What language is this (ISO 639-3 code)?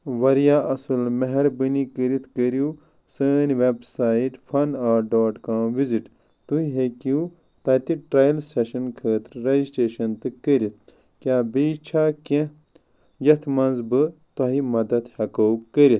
kas